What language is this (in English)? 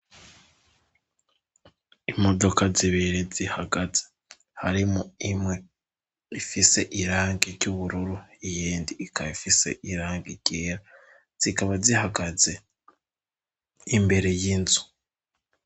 Rundi